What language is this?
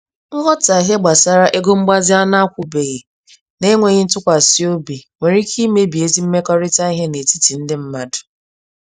Igbo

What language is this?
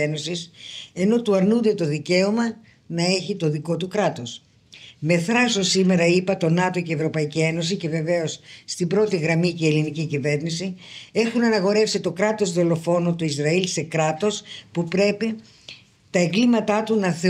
Greek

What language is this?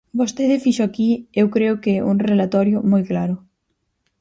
Galician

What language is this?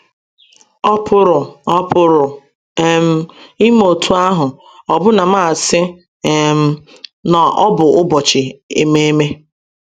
Igbo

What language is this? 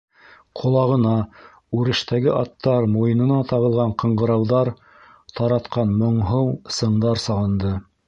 Bashkir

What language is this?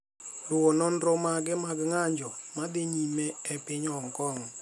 Luo (Kenya and Tanzania)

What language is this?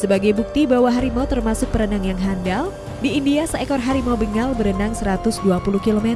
Indonesian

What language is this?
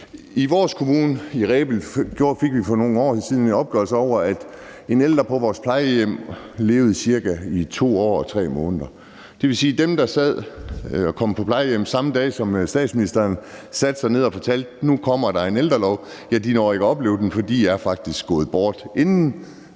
Danish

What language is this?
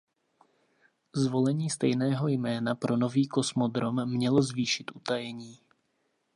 Czech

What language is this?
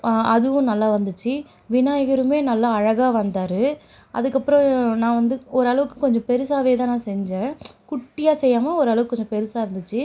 Tamil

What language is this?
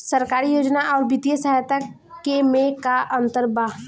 Bhojpuri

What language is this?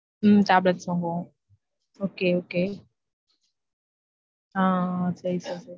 Tamil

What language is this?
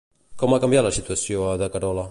Catalan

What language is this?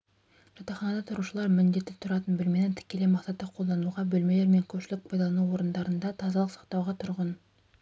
Kazakh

